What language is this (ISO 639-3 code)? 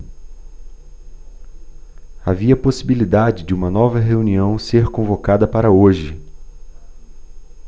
por